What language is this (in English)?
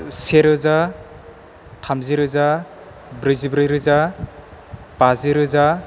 Bodo